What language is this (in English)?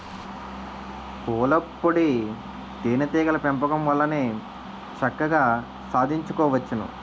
Telugu